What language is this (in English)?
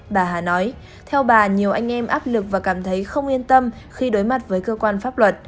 Vietnamese